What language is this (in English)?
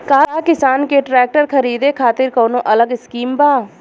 Bhojpuri